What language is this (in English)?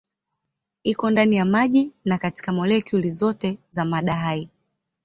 Swahili